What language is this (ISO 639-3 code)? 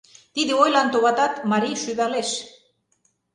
chm